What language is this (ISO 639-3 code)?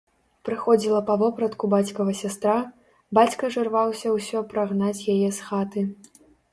bel